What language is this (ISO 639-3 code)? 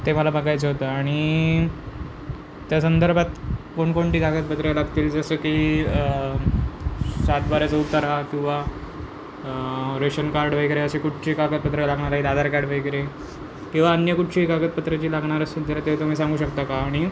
mar